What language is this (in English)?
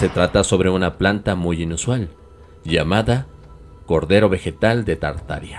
Spanish